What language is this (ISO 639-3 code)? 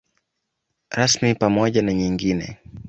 swa